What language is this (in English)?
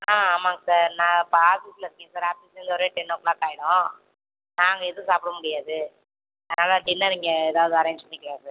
Tamil